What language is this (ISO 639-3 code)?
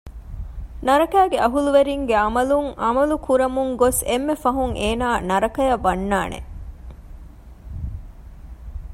div